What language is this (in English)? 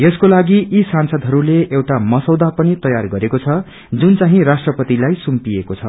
Nepali